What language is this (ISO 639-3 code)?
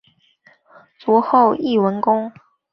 zho